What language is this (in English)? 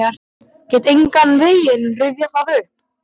Icelandic